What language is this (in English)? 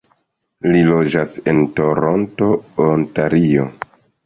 Esperanto